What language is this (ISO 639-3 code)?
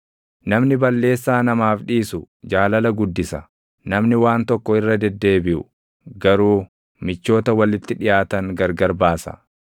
orm